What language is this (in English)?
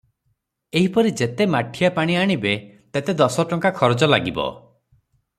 Odia